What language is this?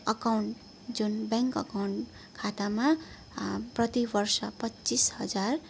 Nepali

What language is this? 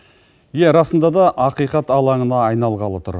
Kazakh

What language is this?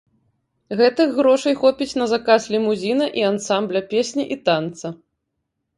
Belarusian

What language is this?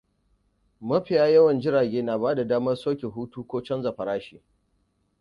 Hausa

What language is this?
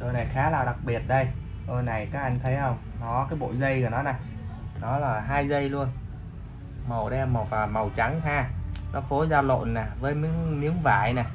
Vietnamese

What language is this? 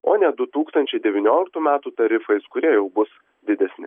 Lithuanian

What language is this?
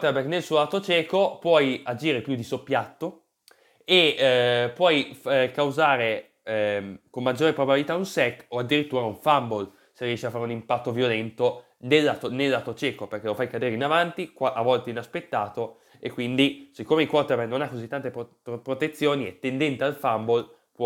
Italian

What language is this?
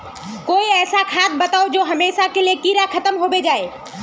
Magahi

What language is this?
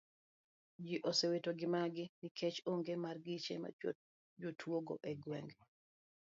Luo (Kenya and Tanzania)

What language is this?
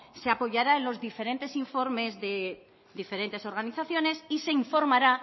Spanish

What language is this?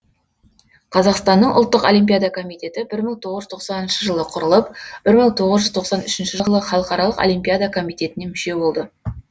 Kazakh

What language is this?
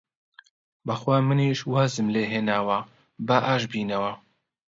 Central Kurdish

